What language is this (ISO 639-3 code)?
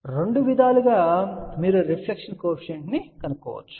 tel